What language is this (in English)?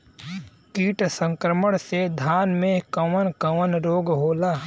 Bhojpuri